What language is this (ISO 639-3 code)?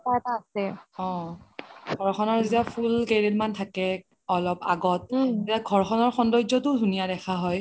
asm